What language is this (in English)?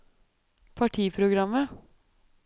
Norwegian